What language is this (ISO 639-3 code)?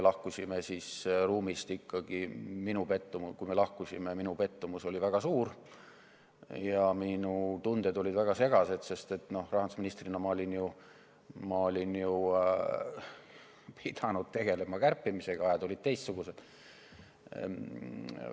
est